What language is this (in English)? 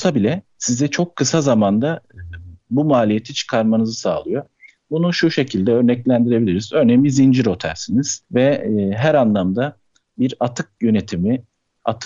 Turkish